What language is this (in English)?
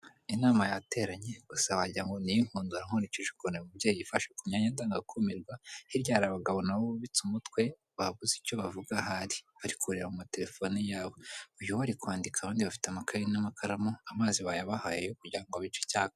Kinyarwanda